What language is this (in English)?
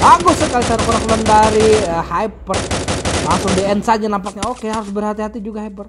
Indonesian